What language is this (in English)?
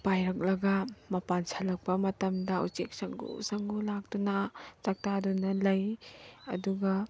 Manipuri